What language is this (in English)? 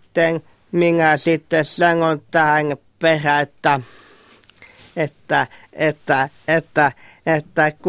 Finnish